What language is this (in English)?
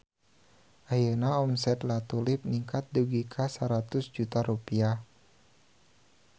Sundanese